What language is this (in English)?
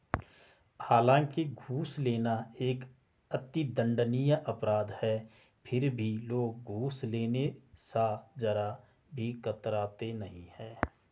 Hindi